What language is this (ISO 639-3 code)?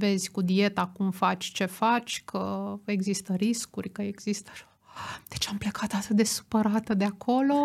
ron